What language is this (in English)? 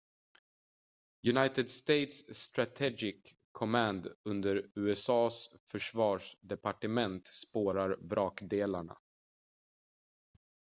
Swedish